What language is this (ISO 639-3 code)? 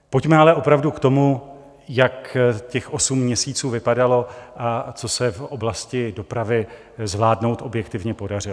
ces